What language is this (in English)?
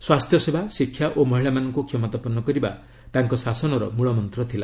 Odia